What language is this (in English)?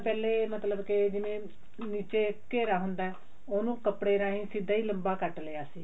Punjabi